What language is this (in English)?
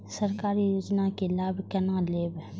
Maithili